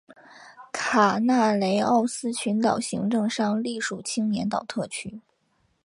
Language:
Chinese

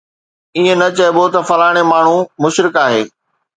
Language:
Sindhi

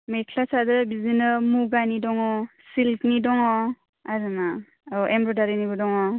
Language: Bodo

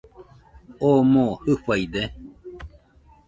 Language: Nüpode Huitoto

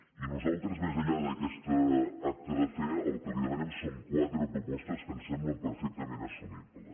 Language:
Catalan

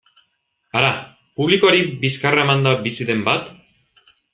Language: Basque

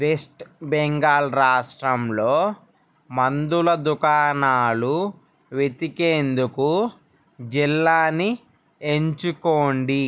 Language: Telugu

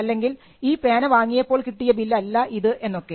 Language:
Malayalam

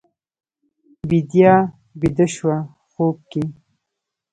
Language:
Pashto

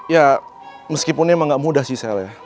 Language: Indonesian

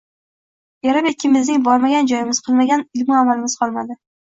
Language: Uzbek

